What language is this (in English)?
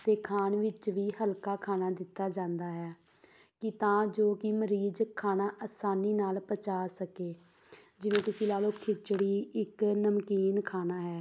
Punjabi